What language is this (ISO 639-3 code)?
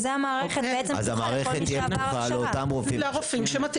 heb